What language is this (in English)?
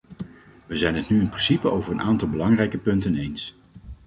Dutch